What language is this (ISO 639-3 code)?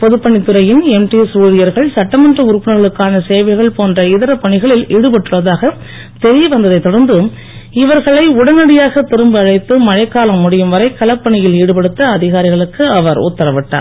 tam